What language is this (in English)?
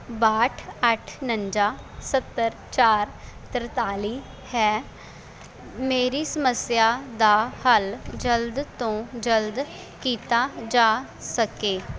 Punjabi